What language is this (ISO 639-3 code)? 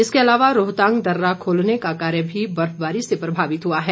hin